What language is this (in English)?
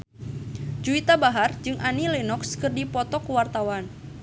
Sundanese